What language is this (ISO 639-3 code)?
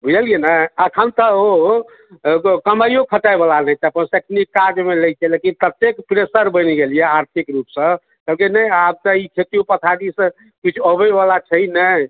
mai